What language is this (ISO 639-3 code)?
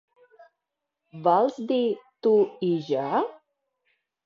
cat